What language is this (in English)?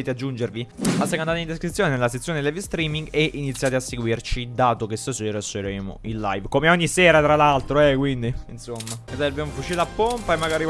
Italian